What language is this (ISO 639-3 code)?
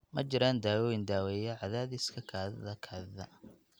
som